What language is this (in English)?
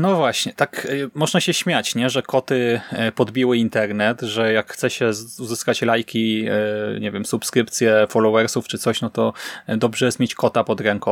Polish